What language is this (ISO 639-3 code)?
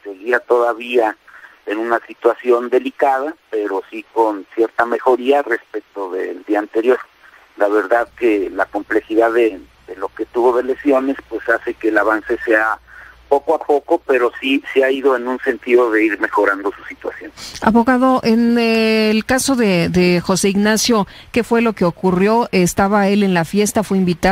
spa